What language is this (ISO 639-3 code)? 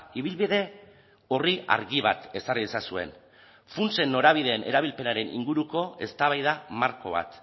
eus